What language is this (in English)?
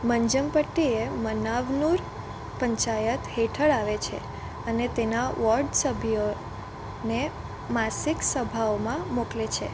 Gujarati